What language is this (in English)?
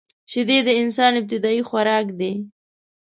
Pashto